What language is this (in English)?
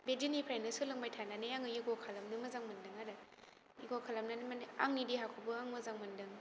Bodo